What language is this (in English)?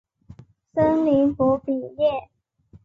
Chinese